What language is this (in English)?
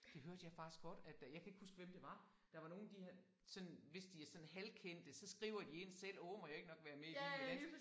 Danish